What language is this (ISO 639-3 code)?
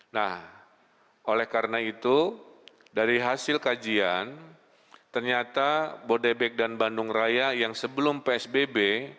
ind